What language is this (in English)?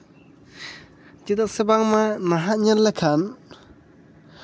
Santali